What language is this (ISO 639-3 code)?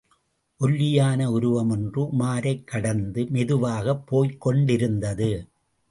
tam